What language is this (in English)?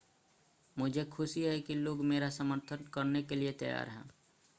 Hindi